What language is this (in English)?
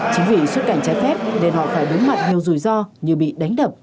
Vietnamese